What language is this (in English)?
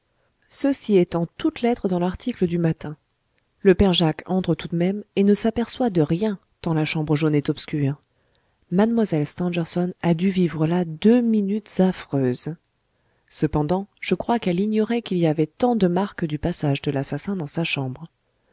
French